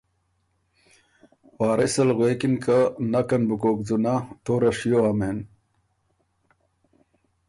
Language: Ormuri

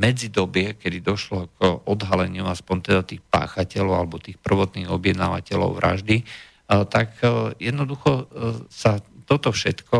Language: Slovak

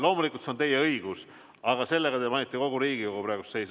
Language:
Estonian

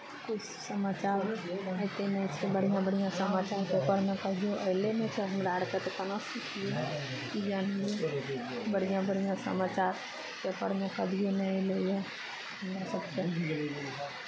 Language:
Maithili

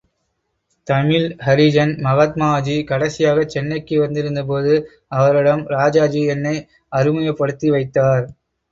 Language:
Tamil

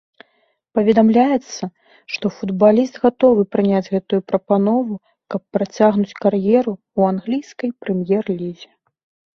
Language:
Belarusian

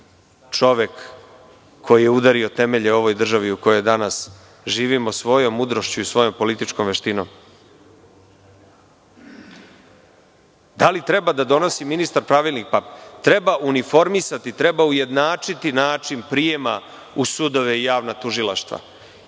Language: Serbian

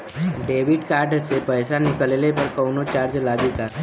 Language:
Bhojpuri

